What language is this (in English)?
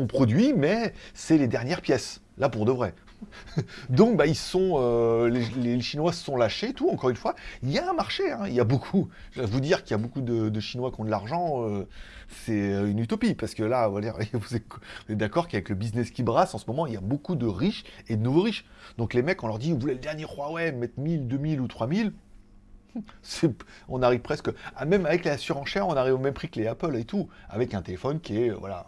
French